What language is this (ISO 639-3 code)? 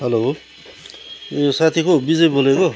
nep